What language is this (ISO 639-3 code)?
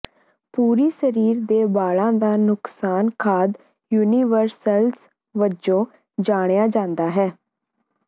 pan